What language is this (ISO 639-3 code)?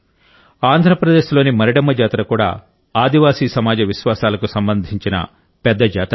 tel